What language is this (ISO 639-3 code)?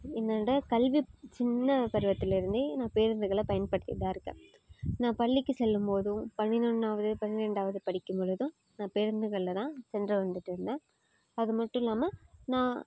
tam